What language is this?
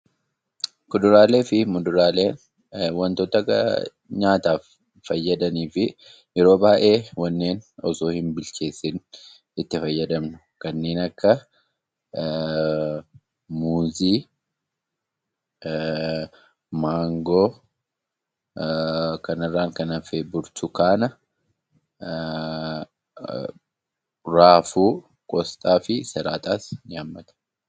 Oromo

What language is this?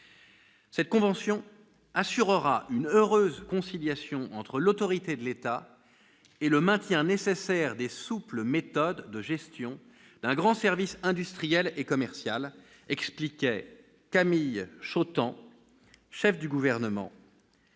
French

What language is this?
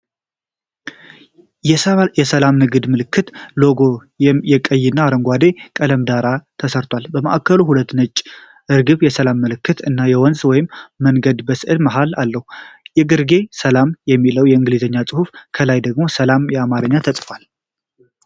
Amharic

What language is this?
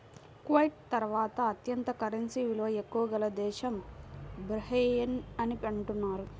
Telugu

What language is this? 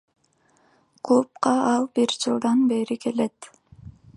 Kyrgyz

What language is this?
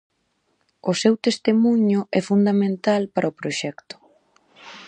Galician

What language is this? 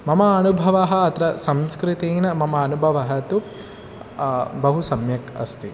Sanskrit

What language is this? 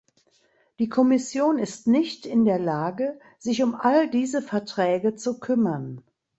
German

